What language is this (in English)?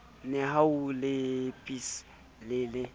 Southern Sotho